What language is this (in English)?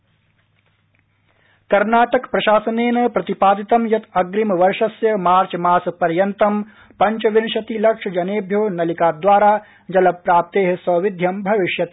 Sanskrit